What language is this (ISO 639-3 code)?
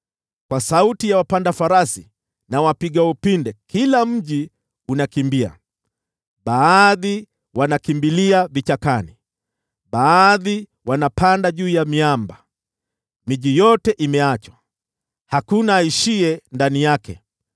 swa